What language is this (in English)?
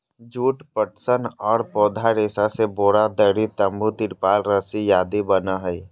Magahi